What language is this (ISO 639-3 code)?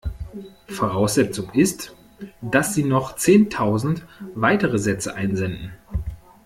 deu